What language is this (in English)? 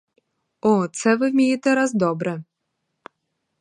Ukrainian